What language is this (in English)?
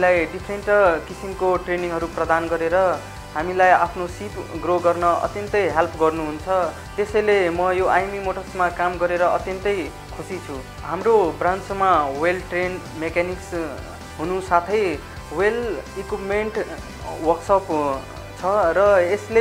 Romanian